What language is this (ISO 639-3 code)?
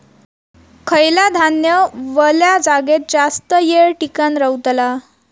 mar